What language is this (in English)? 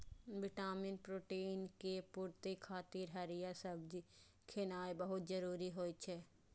Maithili